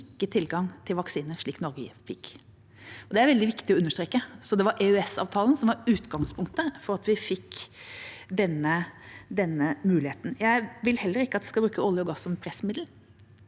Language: Norwegian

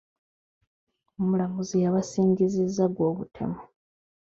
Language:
Ganda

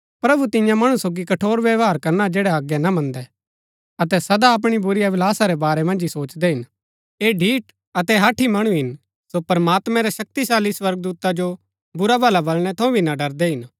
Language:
Gaddi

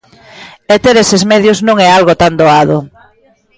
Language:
Galician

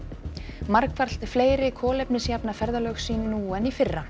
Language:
Icelandic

